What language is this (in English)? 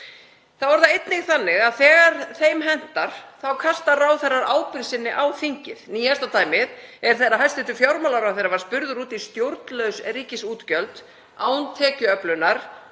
Icelandic